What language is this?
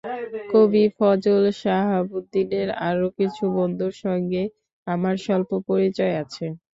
Bangla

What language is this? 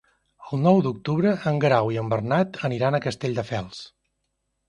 Catalan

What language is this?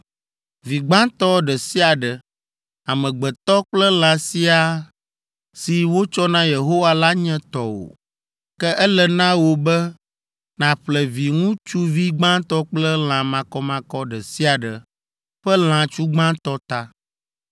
Ewe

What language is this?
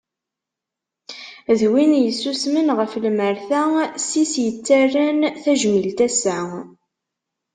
Kabyle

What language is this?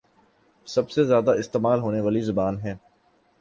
Urdu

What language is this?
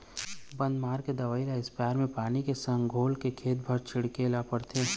Chhattisgarhi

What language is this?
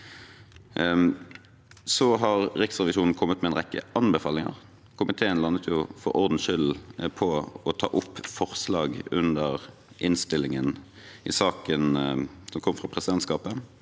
Norwegian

